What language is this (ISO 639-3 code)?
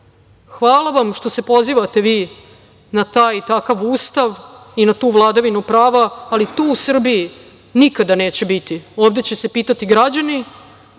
srp